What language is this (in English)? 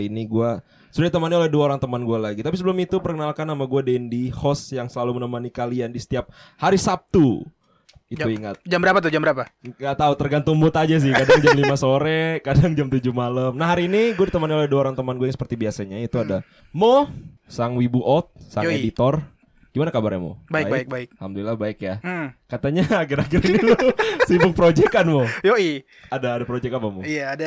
Indonesian